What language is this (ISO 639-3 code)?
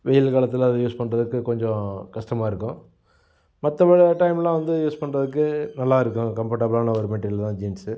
tam